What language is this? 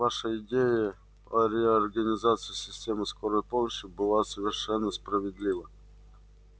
Russian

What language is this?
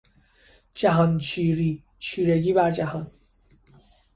Persian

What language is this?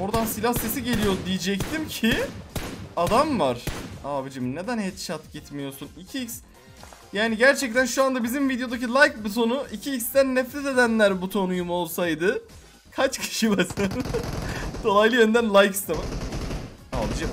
Turkish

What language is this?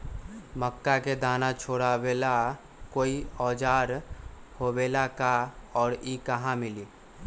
Magahi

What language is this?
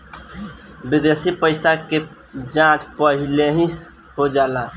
Bhojpuri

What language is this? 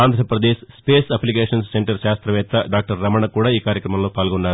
Telugu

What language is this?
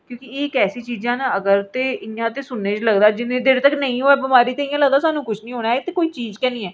Dogri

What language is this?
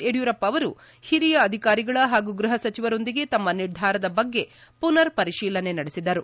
Kannada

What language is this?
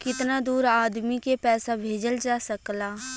Bhojpuri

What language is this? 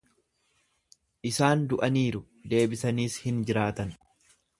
Oromo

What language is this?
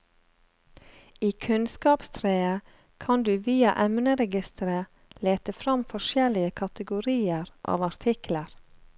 Norwegian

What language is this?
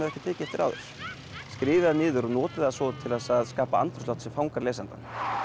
Icelandic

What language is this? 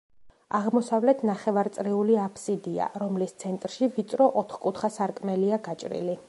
Georgian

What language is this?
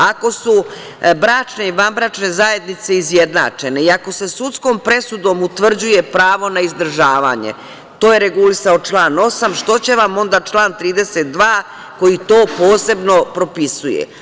Serbian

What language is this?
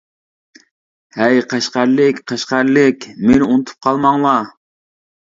Uyghur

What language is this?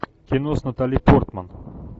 Russian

